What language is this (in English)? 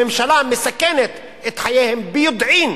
Hebrew